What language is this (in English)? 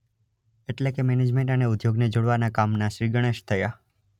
Gujarati